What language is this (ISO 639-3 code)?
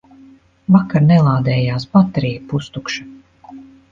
lav